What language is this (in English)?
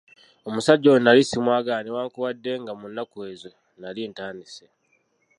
Ganda